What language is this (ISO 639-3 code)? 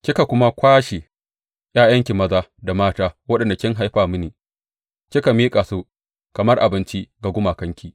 hau